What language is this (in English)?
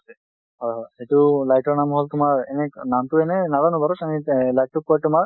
Assamese